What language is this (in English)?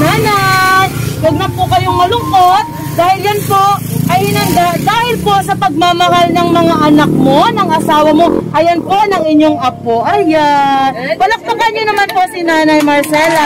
Filipino